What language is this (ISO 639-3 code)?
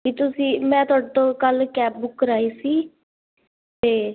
pan